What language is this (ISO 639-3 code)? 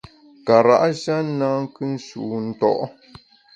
bax